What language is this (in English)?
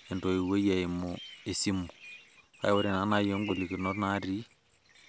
Masai